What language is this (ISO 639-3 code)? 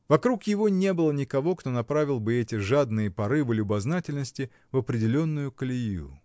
rus